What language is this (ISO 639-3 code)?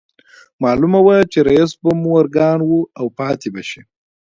pus